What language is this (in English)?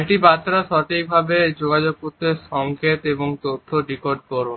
Bangla